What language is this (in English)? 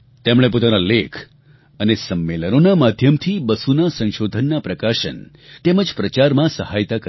Gujarati